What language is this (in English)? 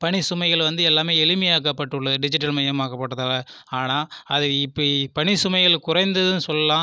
Tamil